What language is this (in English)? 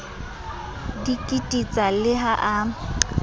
Southern Sotho